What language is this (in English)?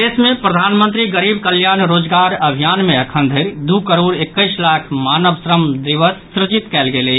Maithili